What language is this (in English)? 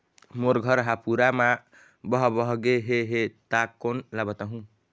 Chhattisgarhi